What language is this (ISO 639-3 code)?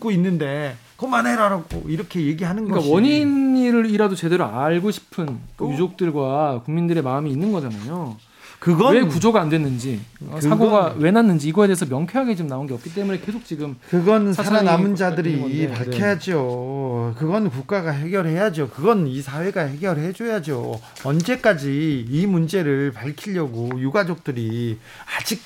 kor